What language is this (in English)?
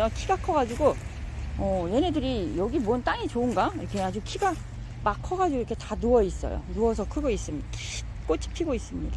Korean